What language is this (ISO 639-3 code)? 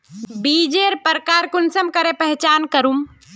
mag